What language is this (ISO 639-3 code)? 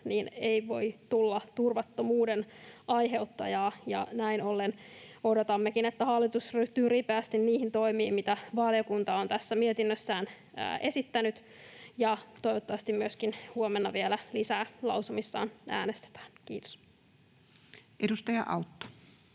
fin